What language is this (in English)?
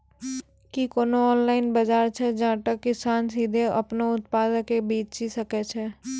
Maithili